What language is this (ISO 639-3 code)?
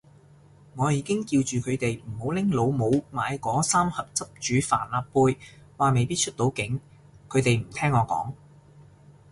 yue